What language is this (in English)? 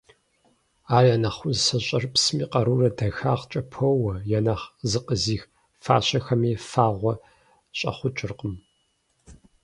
Kabardian